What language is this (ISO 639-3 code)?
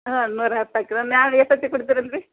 kan